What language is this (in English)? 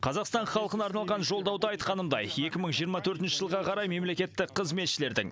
Kazakh